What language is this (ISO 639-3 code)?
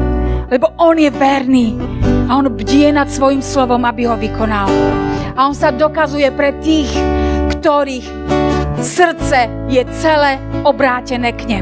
slk